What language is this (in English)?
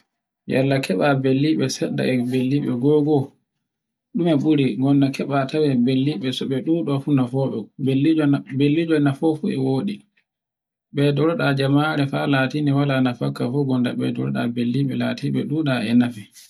Borgu Fulfulde